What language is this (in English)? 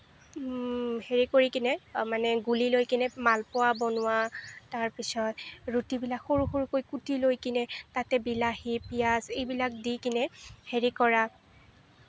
Assamese